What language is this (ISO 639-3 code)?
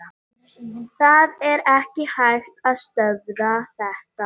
isl